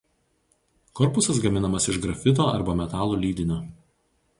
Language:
Lithuanian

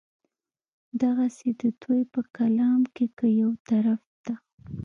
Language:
Pashto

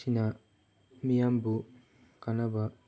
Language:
Manipuri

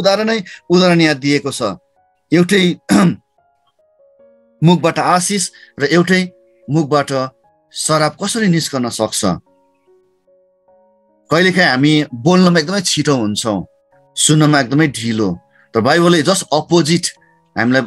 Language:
Hindi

